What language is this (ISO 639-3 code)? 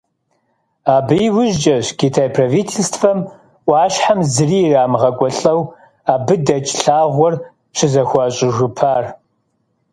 kbd